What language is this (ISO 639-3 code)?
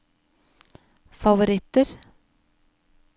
nor